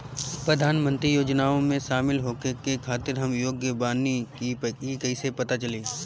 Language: Bhojpuri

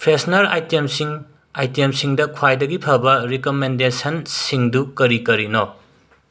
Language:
Manipuri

